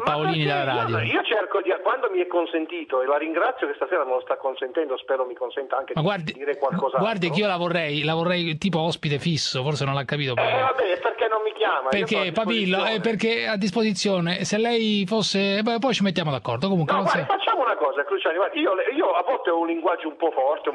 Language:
Italian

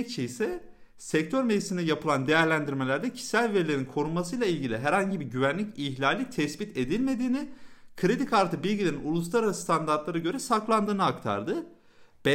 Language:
Turkish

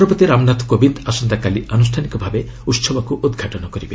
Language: Odia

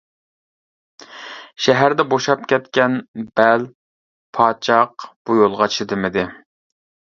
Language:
Uyghur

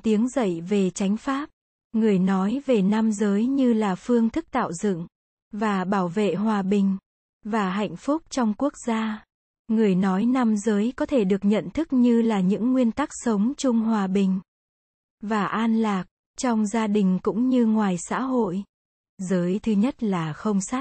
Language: Vietnamese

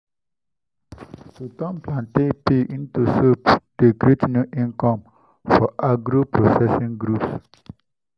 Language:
Nigerian Pidgin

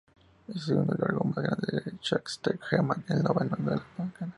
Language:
Spanish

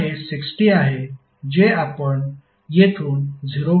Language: Marathi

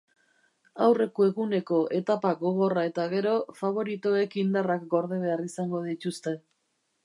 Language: Basque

